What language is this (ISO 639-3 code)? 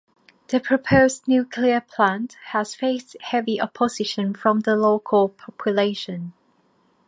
eng